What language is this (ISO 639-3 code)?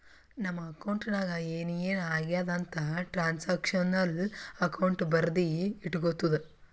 kan